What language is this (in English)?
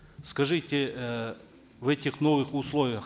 Kazakh